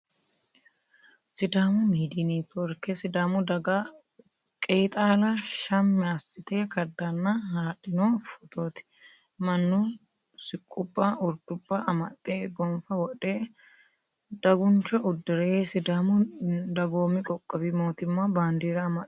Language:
Sidamo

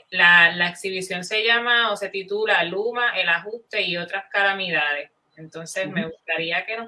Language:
Spanish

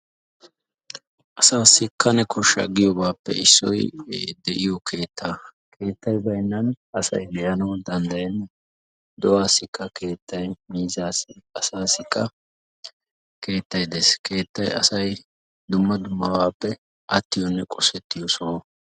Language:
Wolaytta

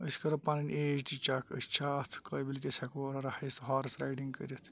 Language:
Kashmiri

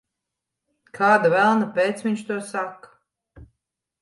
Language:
Latvian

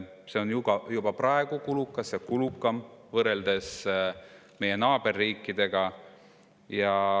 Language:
Estonian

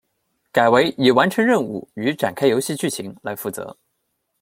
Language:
Chinese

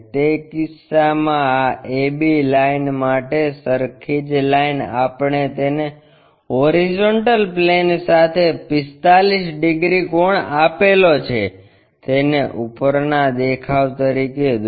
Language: Gujarati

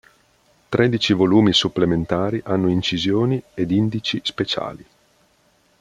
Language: Italian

